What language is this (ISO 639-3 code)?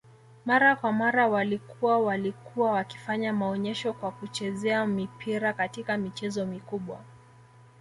swa